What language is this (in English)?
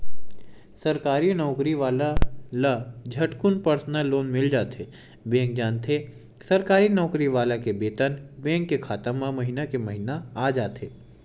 Chhattisgarhi